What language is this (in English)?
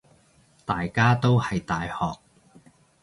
Cantonese